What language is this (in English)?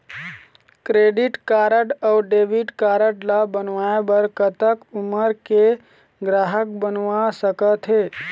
Chhattisgarhi